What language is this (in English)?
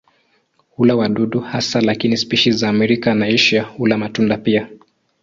Swahili